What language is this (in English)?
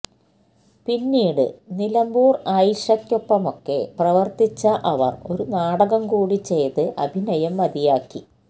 Malayalam